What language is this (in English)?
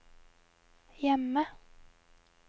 Norwegian